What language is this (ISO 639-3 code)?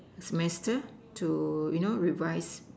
eng